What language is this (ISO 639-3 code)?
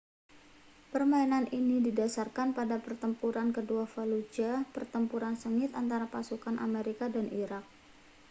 ind